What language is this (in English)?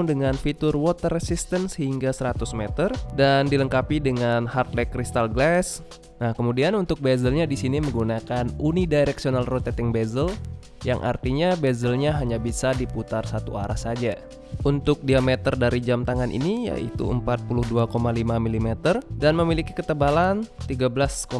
Indonesian